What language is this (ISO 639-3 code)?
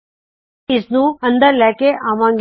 pan